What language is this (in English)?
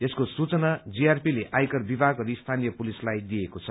Nepali